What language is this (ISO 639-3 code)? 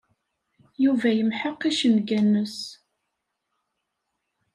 kab